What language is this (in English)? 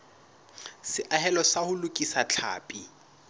Southern Sotho